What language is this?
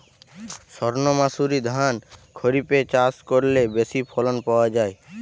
Bangla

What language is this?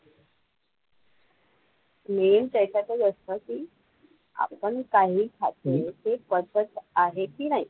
Marathi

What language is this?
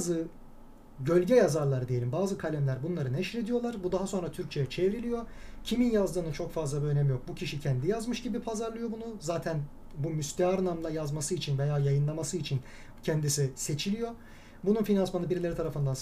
Turkish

